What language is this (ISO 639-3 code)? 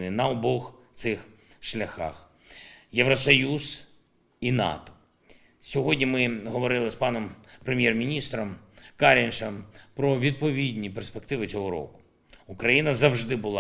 ukr